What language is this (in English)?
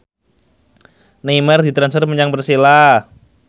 Javanese